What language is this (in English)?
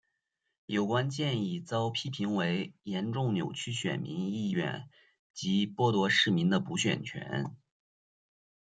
Chinese